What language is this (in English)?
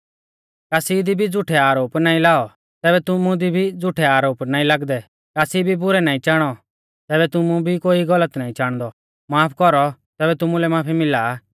Mahasu Pahari